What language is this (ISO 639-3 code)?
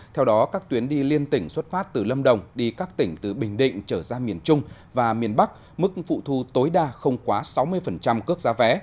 vie